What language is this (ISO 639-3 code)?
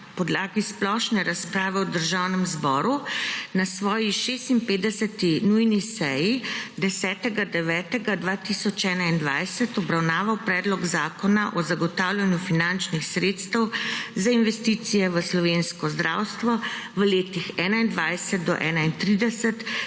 slv